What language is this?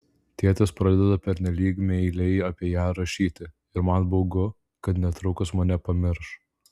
Lithuanian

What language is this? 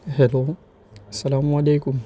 Urdu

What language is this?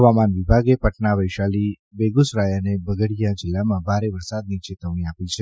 Gujarati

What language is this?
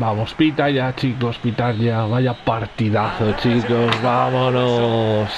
Spanish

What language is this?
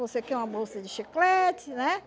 Portuguese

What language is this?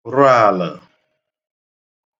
Igbo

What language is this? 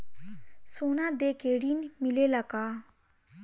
Bhojpuri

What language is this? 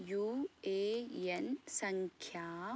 Sanskrit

